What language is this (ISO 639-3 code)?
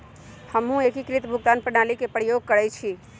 mag